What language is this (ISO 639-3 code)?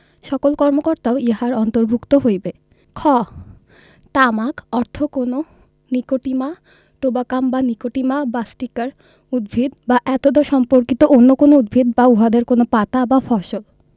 ben